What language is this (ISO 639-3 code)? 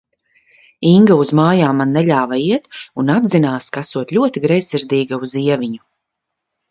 lav